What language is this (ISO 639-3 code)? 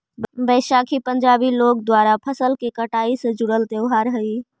mag